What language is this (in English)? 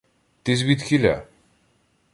Ukrainian